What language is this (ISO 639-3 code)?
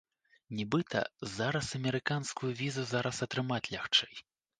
bel